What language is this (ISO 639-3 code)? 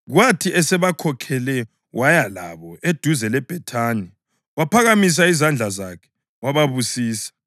nde